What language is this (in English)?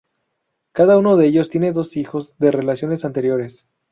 Spanish